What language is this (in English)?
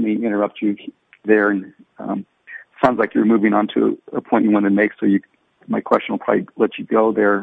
English